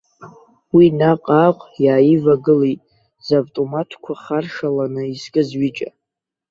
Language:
Abkhazian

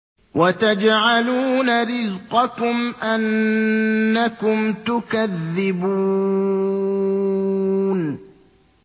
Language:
Arabic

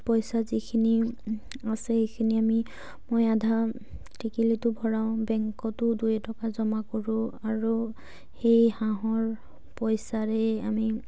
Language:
Assamese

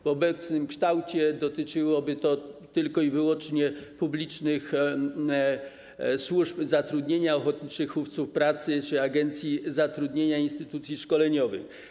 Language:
Polish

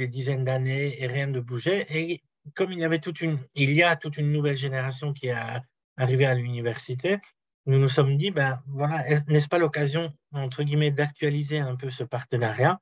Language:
French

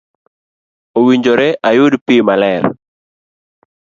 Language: Luo (Kenya and Tanzania)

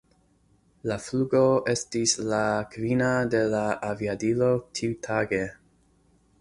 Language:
Esperanto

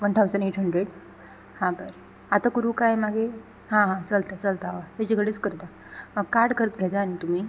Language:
Konkani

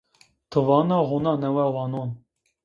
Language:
Zaza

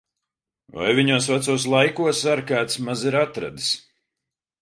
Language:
Latvian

